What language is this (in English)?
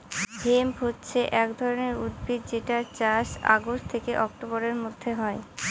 Bangla